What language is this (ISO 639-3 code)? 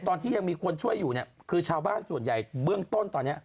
tha